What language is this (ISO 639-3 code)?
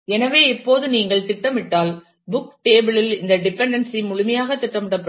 tam